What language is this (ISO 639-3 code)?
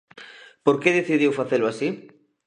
glg